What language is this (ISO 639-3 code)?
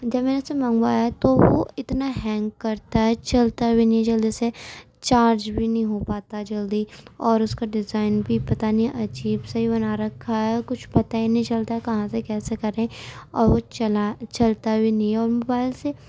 urd